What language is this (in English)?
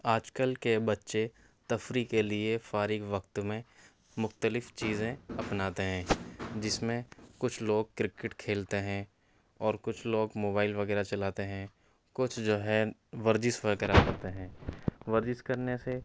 Urdu